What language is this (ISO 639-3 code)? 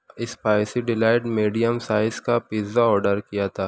urd